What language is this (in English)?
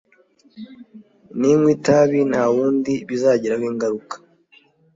Kinyarwanda